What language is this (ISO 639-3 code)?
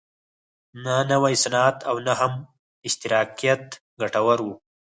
pus